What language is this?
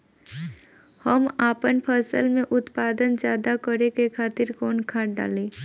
Bhojpuri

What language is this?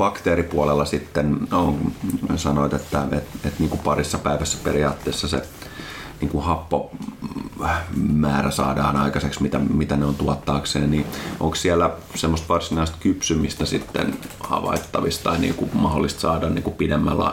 Finnish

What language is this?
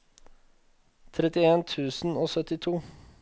Norwegian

